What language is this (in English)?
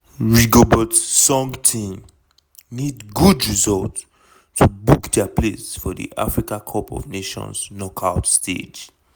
Nigerian Pidgin